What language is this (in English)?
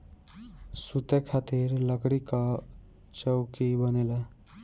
Bhojpuri